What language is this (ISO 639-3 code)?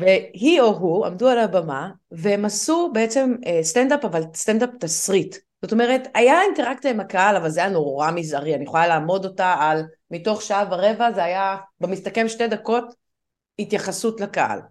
heb